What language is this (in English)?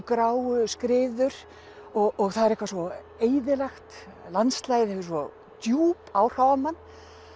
Icelandic